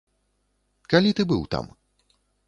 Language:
Belarusian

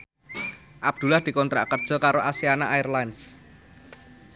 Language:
Javanese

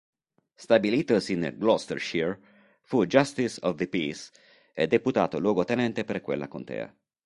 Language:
Italian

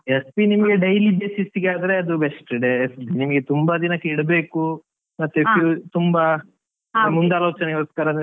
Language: Kannada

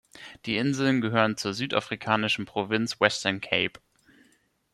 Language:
German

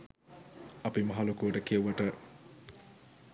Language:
Sinhala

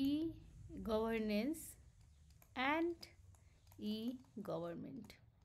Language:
English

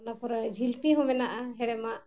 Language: Santali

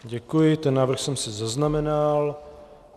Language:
Czech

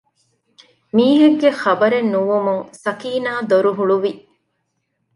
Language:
Divehi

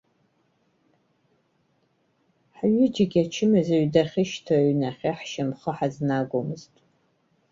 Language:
Abkhazian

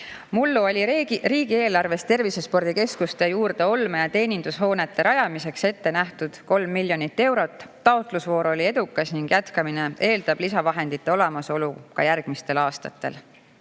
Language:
Estonian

